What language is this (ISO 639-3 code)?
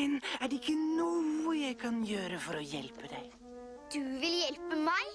nor